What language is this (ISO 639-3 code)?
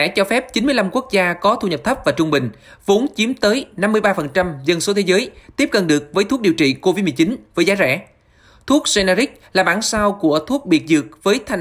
vie